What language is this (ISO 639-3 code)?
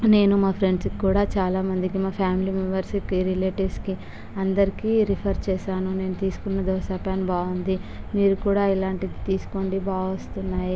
tel